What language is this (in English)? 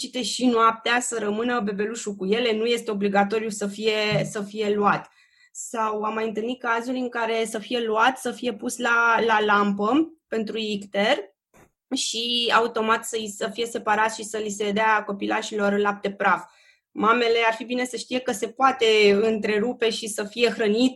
Romanian